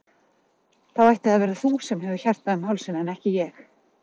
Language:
Icelandic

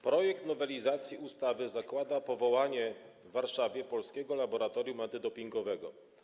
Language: Polish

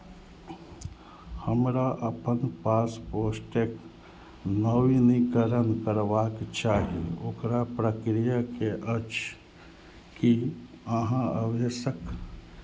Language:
Maithili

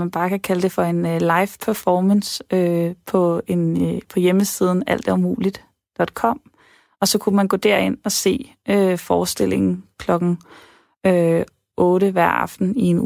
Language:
Danish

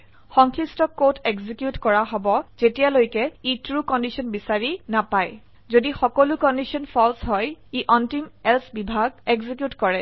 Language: Assamese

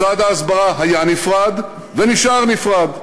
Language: Hebrew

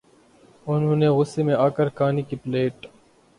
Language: Urdu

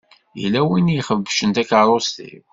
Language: Kabyle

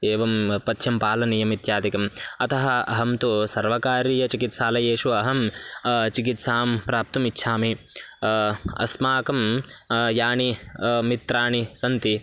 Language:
Sanskrit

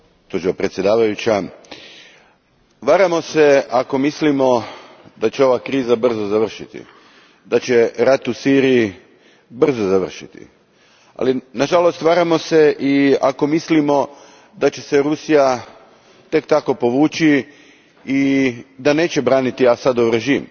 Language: Croatian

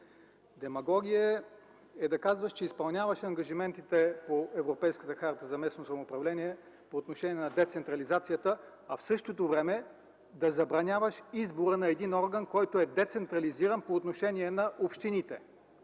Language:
Bulgarian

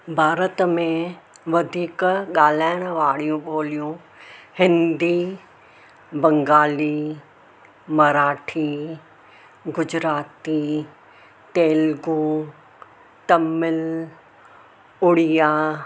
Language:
Sindhi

